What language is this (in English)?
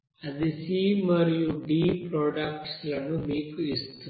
Telugu